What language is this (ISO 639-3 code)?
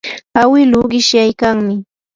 qur